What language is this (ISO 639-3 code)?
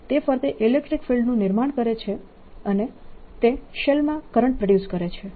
guj